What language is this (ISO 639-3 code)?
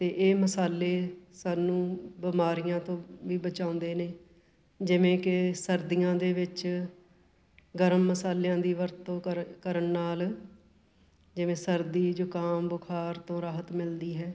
pan